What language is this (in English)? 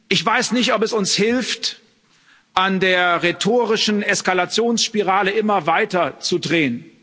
German